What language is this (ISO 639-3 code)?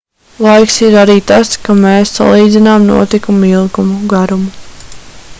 lav